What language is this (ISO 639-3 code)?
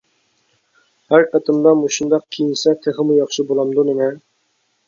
uig